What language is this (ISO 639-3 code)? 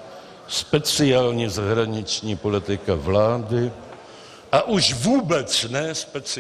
ces